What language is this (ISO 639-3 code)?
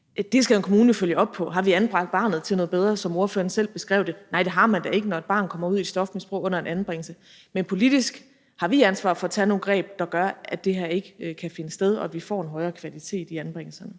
dan